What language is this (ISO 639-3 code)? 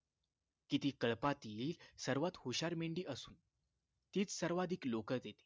mar